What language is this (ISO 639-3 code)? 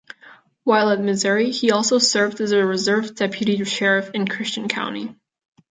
eng